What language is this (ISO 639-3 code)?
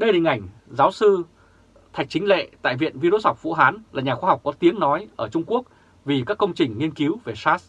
vie